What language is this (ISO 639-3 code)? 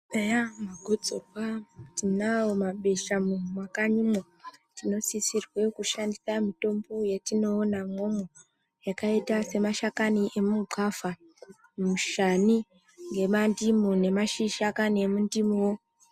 ndc